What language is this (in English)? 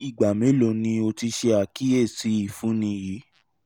Yoruba